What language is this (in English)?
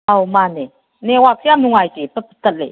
Manipuri